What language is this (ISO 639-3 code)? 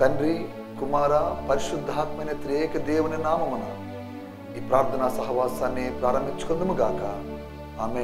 tel